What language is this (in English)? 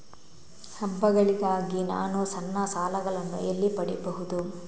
Kannada